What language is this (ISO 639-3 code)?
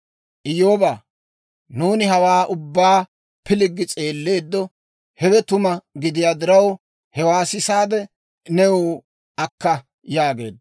dwr